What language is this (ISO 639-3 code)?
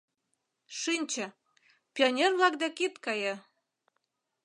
chm